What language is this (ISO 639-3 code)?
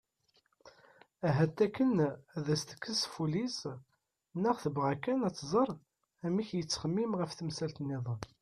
kab